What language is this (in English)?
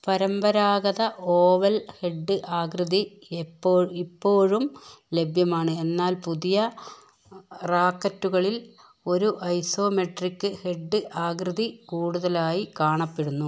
Malayalam